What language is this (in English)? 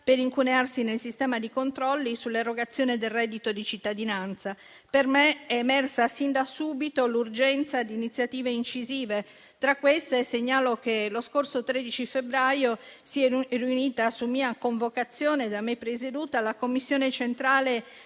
Italian